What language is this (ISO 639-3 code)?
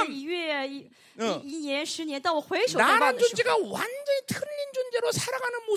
kor